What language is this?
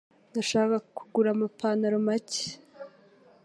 Kinyarwanda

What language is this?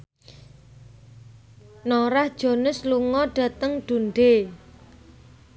Javanese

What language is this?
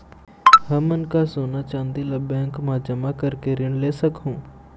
Chhattisgarhi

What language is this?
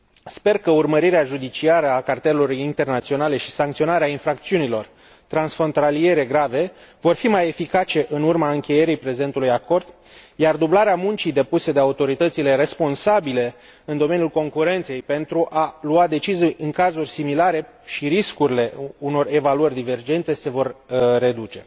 Romanian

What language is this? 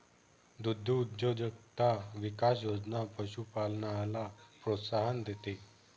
Marathi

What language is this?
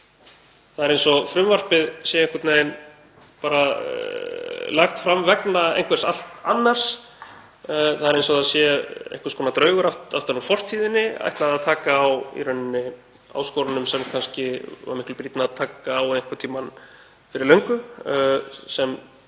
Icelandic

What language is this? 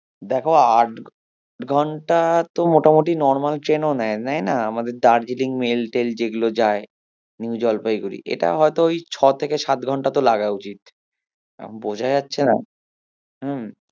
Bangla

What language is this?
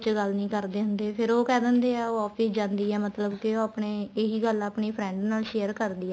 Punjabi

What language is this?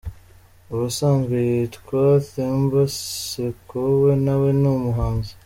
Kinyarwanda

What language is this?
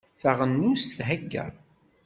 Kabyle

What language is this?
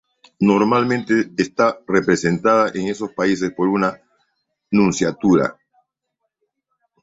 Spanish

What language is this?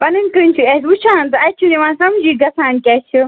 Kashmiri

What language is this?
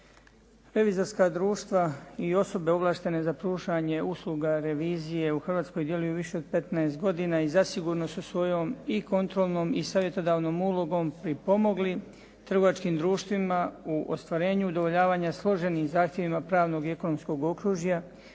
Croatian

